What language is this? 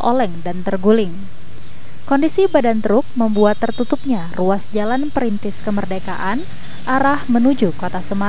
Indonesian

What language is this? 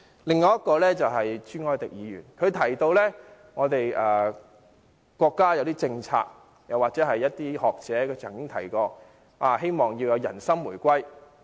Cantonese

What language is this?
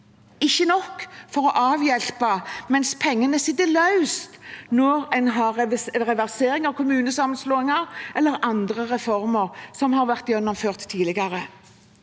Norwegian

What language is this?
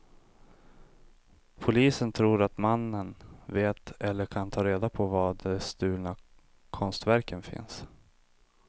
Swedish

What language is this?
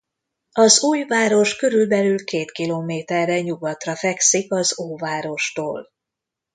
Hungarian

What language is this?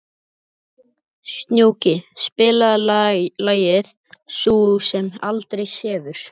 Icelandic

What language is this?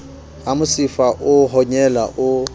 Southern Sotho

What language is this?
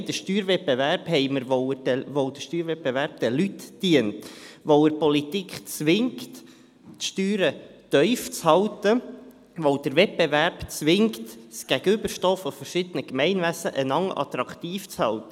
Swiss German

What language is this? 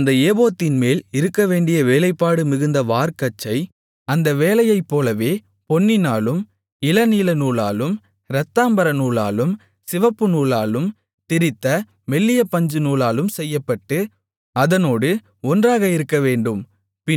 Tamil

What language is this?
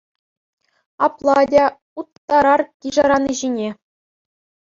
Chuvash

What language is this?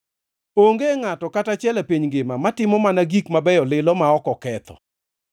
Luo (Kenya and Tanzania)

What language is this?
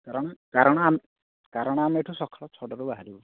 Odia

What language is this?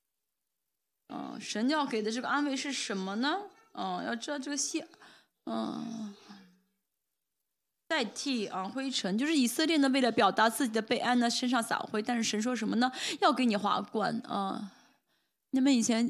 Chinese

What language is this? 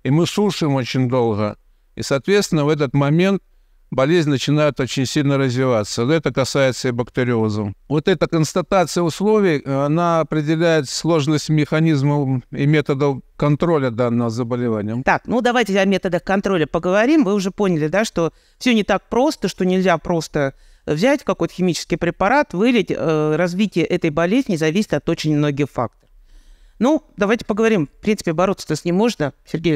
Russian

